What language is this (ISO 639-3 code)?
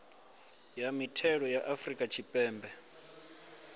ven